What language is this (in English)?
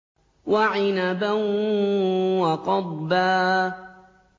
Arabic